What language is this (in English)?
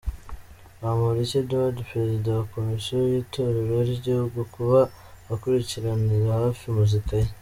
Kinyarwanda